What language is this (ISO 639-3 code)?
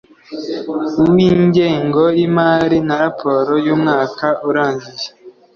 kin